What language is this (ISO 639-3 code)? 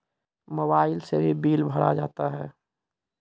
mai